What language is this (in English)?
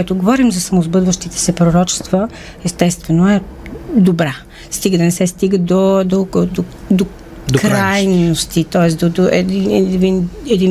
Bulgarian